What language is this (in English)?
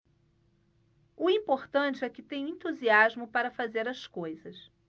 Portuguese